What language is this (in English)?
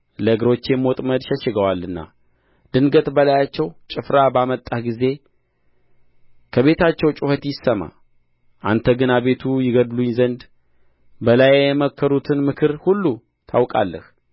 Amharic